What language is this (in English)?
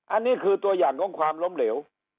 Thai